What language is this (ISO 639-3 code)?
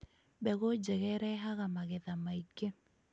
kik